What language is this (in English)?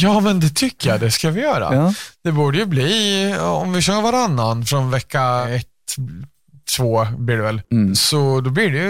Swedish